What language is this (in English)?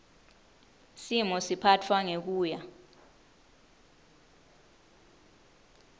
Swati